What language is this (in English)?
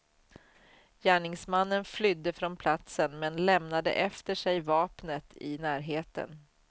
Swedish